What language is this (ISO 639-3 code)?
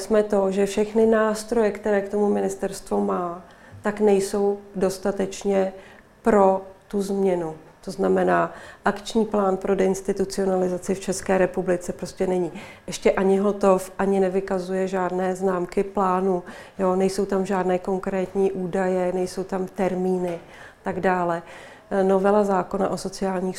ces